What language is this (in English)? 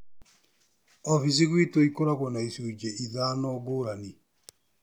Kikuyu